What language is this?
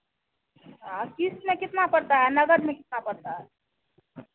Hindi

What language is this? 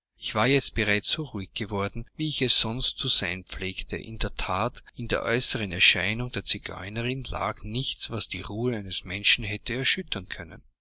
German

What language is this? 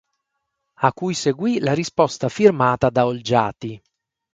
Italian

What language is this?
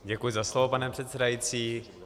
Czech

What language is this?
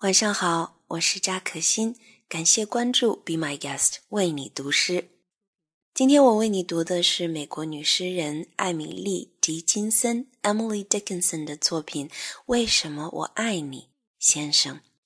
Chinese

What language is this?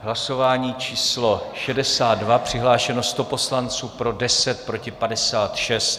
Czech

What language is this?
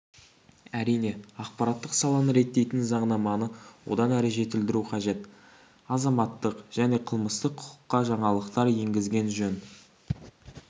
Kazakh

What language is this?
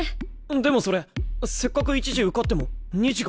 Japanese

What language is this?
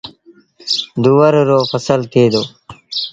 Sindhi Bhil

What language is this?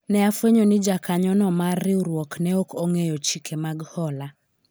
Luo (Kenya and Tanzania)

